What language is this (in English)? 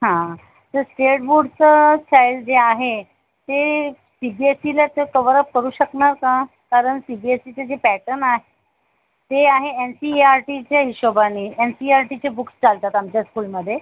Marathi